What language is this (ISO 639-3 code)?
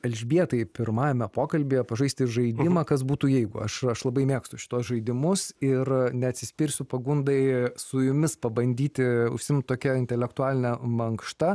lit